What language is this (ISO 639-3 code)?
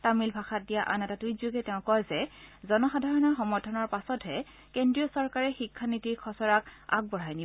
asm